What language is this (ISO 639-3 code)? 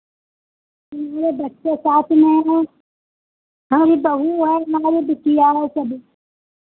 hin